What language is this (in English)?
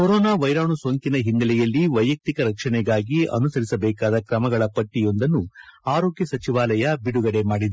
Kannada